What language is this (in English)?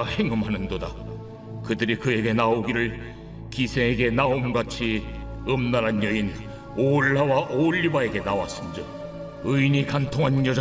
Korean